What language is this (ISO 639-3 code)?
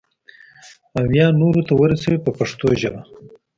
pus